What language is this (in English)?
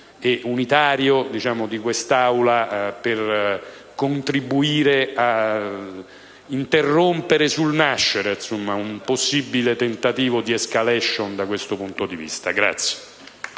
Italian